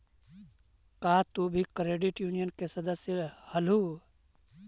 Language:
Magahi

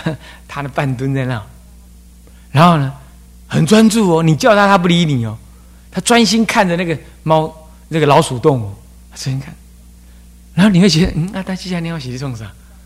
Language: Chinese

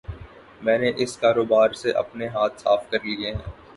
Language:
Urdu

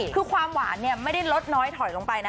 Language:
Thai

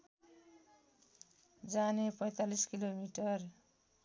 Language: Nepali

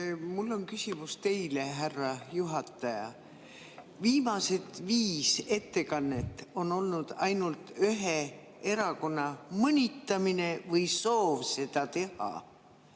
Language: Estonian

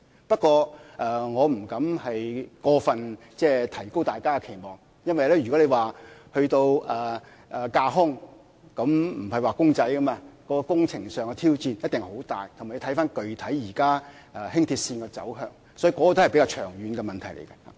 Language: Cantonese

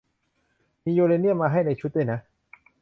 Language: Thai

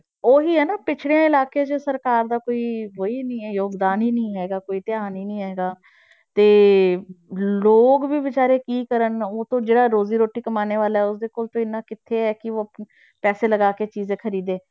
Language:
Punjabi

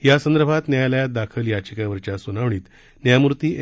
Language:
Marathi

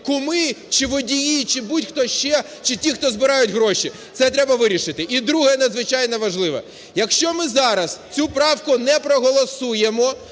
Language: Ukrainian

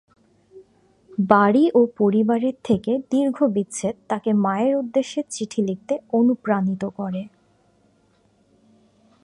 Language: Bangla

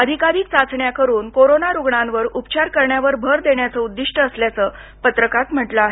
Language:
Marathi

